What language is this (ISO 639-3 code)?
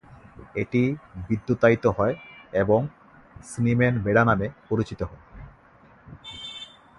ben